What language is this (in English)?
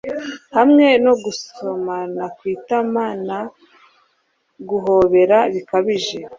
Kinyarwanda